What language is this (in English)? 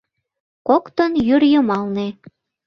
Mari